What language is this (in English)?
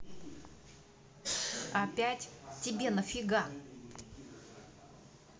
Russian